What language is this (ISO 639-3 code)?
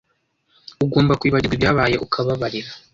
kin